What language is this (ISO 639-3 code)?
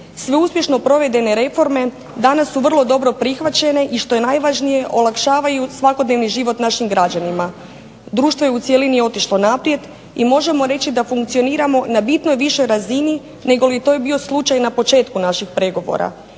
hrv